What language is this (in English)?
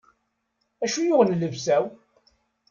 Kabyle